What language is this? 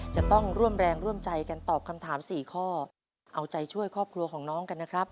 Thai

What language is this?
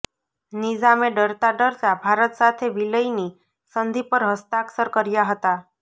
Gujarati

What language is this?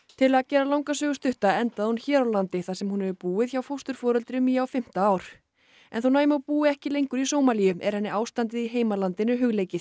Icelandic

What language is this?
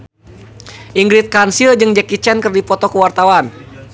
Sundanese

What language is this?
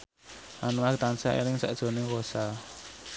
Javanese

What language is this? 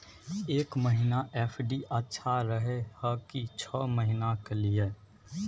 Maithili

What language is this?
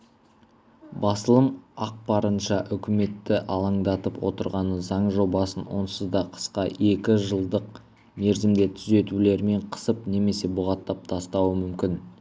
Kazakh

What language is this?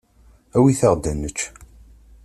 Kabyle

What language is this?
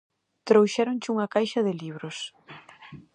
Galician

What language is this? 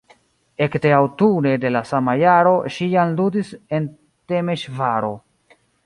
Esperanto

